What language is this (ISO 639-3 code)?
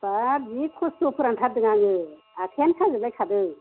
brx